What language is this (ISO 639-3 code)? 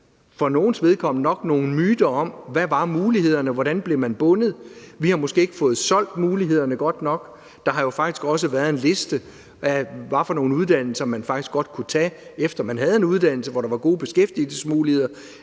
dan